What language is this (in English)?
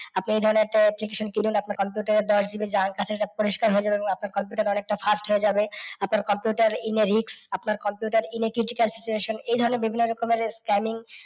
Bangla